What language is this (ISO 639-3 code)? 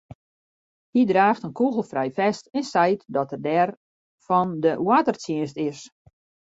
fry